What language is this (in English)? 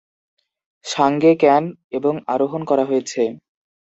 Bangla